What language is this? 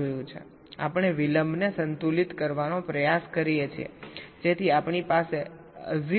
Gujarati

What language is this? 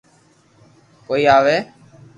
Loarki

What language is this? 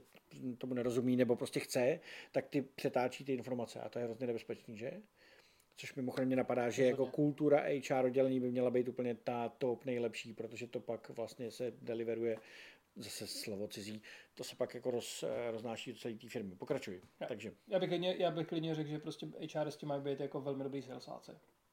Czech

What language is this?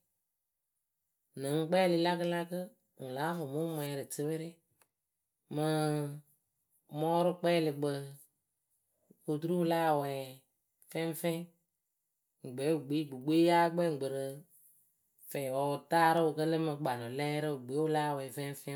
Akebu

